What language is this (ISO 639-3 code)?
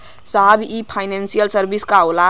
bho